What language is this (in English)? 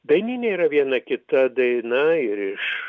Lithuanian